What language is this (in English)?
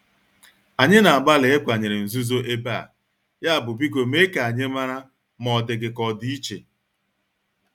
Igbo